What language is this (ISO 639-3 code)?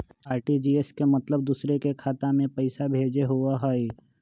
mag